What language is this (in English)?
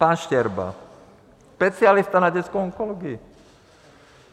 Czech